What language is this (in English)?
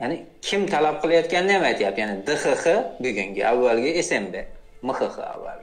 Turkish